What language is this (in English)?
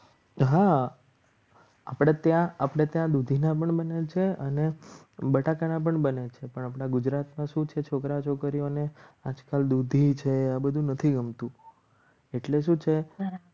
Gujarati